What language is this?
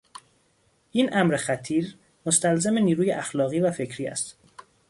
Persian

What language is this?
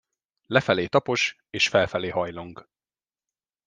Hungarian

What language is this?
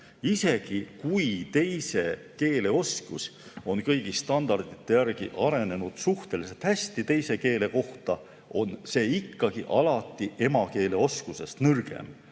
Estonian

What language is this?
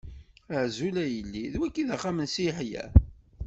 Kabyle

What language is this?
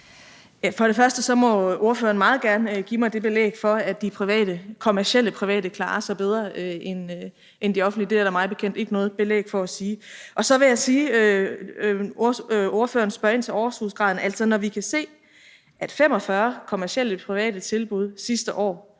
Danish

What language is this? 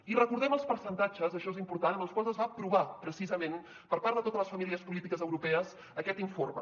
Catalan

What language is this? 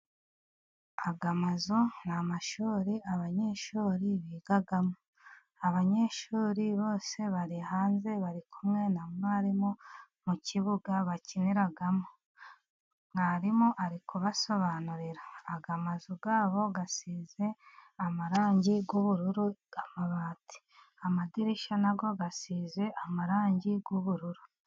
Kinyarwanda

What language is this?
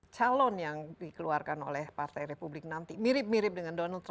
Indonesian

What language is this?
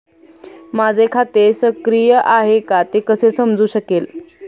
Marathi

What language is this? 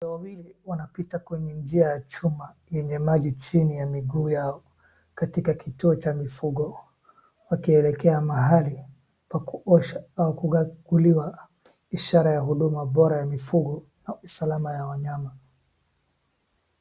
Swahili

